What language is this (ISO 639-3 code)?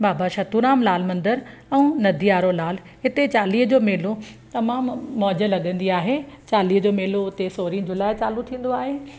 snd